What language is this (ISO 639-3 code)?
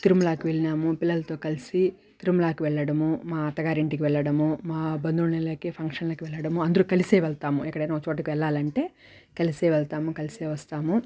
tel